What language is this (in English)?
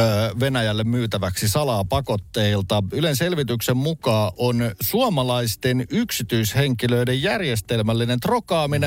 Finnish